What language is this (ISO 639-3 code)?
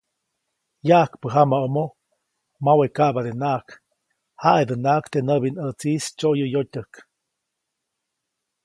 zoc